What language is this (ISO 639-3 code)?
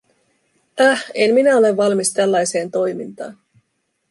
fin